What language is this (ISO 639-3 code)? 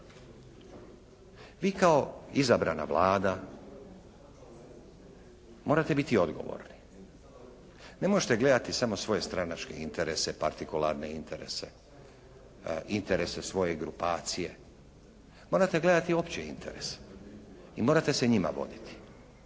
hrv